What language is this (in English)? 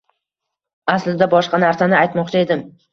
Uzbek